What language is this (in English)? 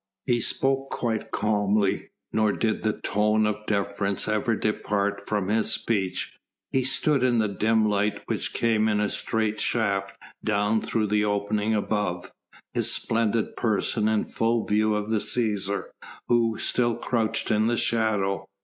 English